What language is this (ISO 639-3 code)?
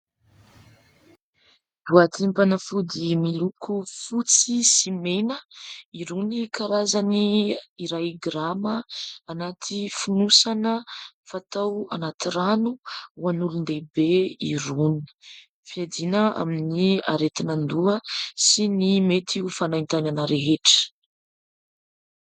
mlg